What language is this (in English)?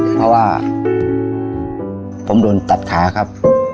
Thai